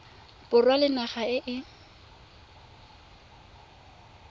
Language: Tswana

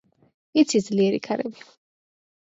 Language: Georgian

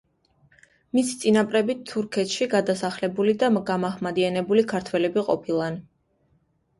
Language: Georgian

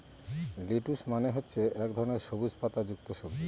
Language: Bangla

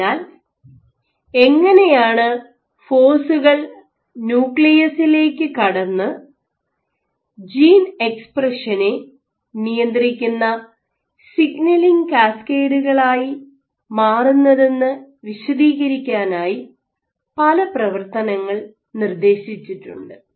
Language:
Malayalam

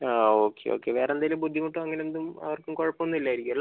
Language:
Malayalam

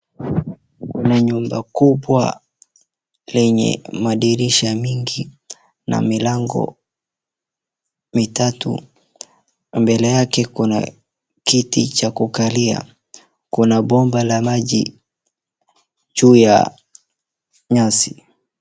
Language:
Swahili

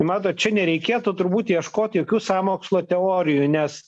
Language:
Lithuanian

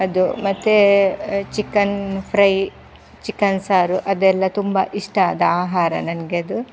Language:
Kannada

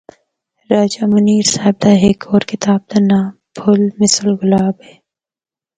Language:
Northern Hindko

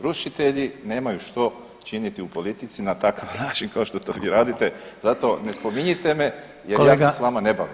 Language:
Croatian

